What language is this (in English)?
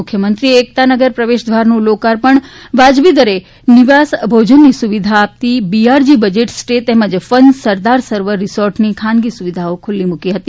Gujarati